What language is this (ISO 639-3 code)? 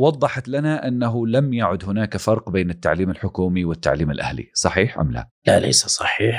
ara